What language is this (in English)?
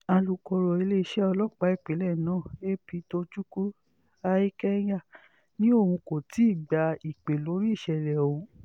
Yoruba